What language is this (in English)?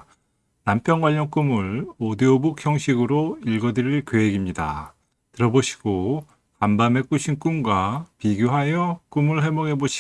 Korean